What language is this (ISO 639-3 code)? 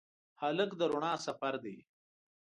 pus